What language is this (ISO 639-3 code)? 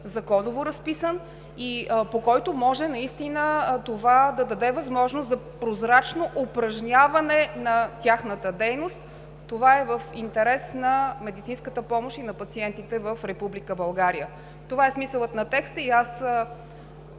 bul